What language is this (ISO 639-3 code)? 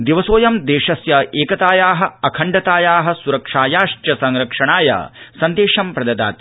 san